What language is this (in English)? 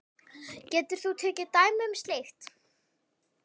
Icelandic